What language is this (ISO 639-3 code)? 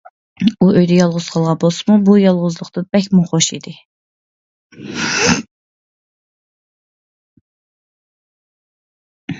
uig